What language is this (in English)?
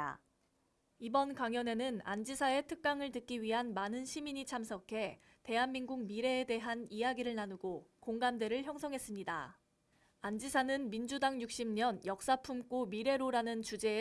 Korean